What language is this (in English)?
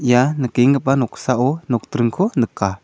Garo